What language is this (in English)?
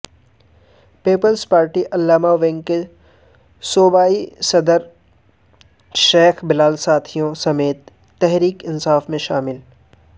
Urdu